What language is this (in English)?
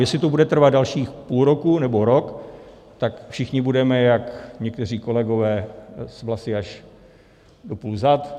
Czech